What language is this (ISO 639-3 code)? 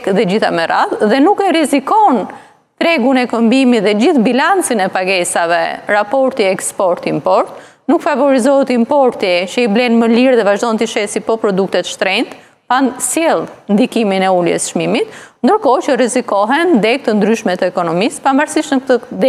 ron